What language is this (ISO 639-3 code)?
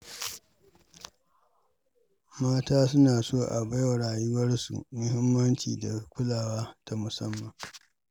hau